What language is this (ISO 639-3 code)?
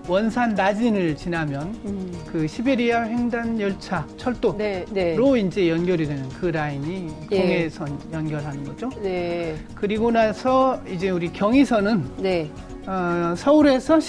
kor